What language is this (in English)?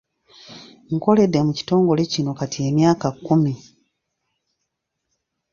Ganda